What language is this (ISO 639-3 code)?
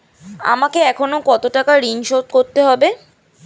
ben